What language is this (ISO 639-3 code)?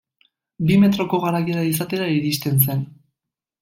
eus